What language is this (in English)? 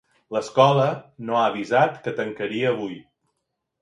Catalan